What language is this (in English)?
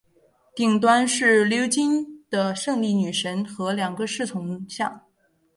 Chinese